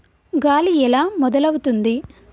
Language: Telugu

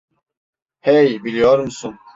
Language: Turkish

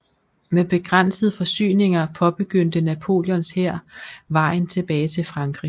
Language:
Danish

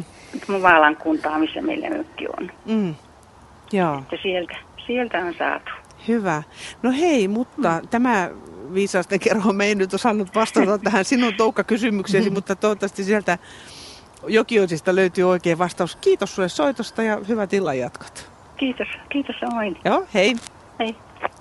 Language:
Finnish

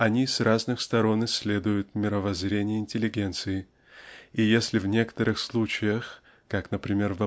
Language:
Russian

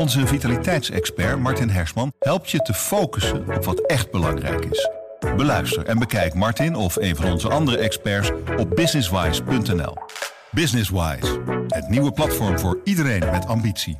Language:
Dutch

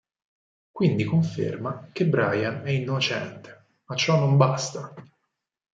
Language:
Italian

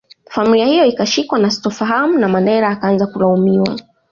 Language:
Swahili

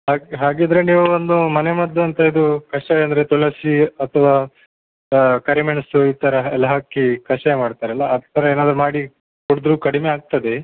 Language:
Kannada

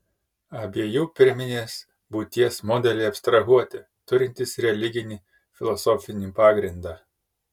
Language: Lithuanian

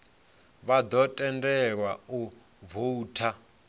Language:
Venda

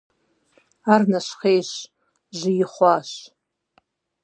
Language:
Kabardian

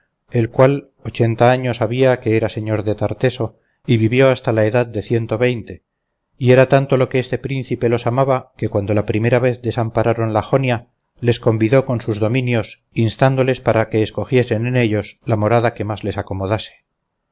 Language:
Spanish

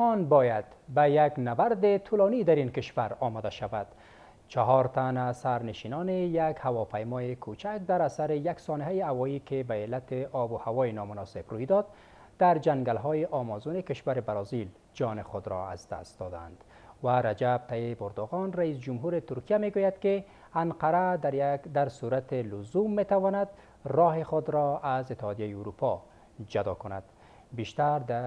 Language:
Persian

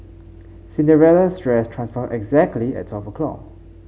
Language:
English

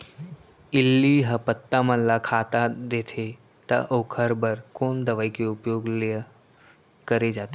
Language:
Chhattisgarhi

